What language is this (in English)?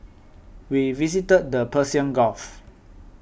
English